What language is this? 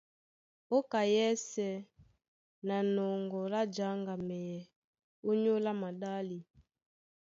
Duala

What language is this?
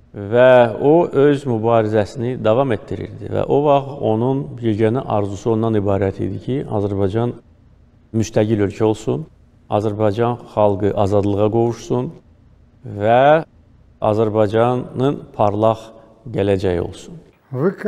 Turkish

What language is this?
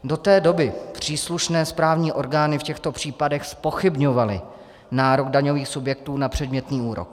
Czech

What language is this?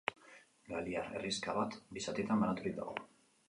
Basque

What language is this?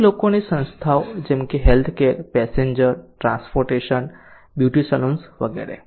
Gujarati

